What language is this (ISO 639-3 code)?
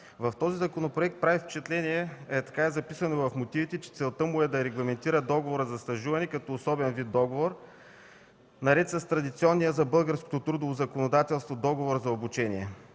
bul